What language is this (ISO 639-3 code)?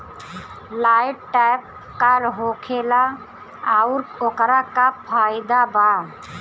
bho